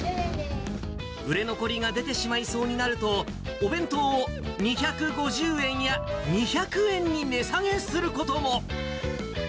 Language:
Japanese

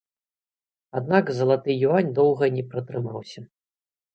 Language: Belarusian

